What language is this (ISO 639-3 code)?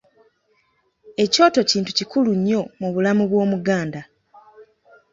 lug